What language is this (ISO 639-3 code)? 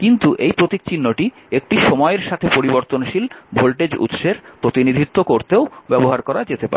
ben